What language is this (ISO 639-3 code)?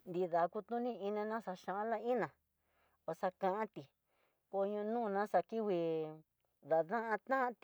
mtx